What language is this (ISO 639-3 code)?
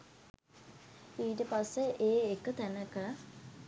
sin